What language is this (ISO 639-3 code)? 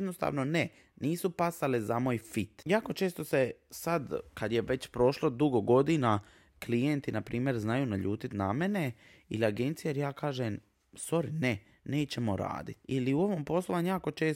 hrv